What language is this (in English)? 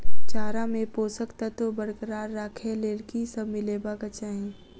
Maithili